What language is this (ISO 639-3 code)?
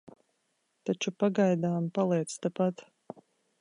lav